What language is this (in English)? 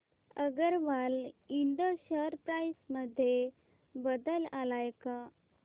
Marathi